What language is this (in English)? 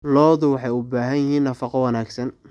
Somali